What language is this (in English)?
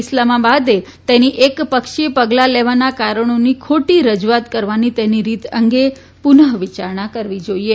Gujarati